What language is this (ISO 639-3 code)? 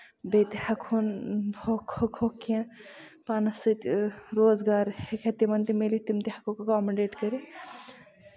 kas